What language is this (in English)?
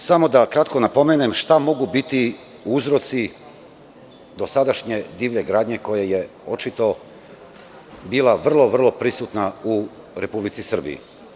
Serbian